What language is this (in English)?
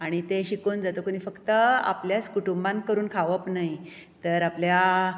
Konkani